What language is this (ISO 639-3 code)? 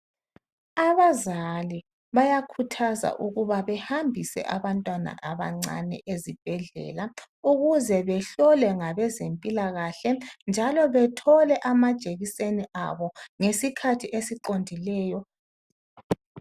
nde